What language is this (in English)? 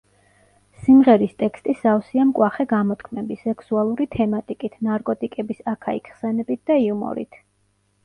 Georgian